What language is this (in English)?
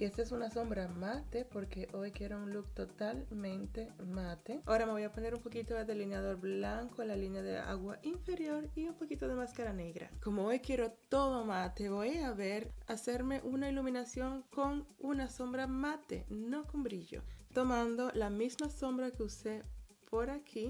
Spanish